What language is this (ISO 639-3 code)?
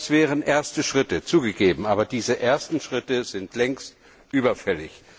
deu